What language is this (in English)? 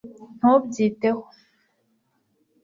Kinyarwanda